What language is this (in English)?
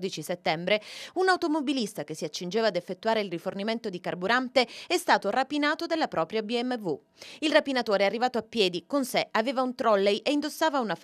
Italian